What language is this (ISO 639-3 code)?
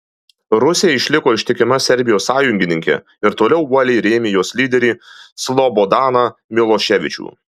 lit